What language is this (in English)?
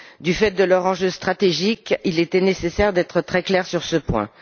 French